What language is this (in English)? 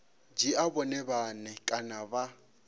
Venda